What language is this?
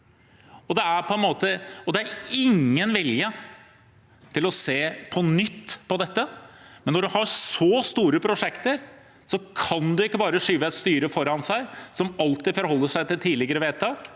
Norwegian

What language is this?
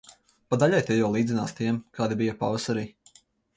Latvian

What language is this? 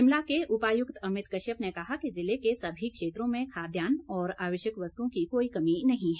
Hindi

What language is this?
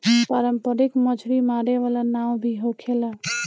Bhojpuri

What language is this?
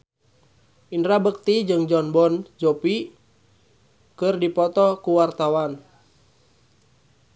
Sundanese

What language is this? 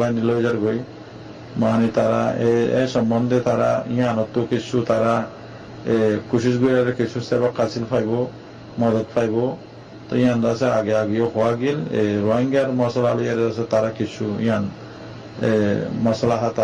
Bangla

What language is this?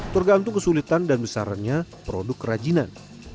Indonesian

